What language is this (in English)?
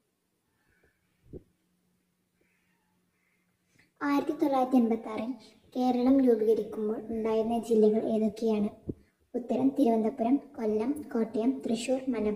Malayalam